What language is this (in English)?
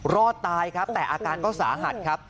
Thai